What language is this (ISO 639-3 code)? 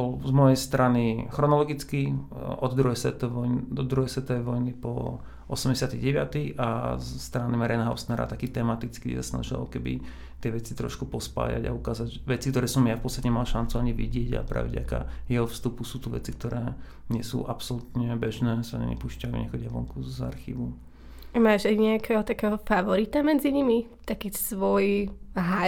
slk